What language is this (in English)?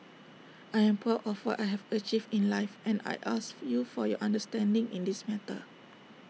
English